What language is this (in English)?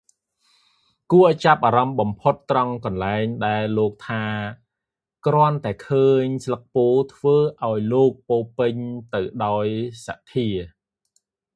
Khmer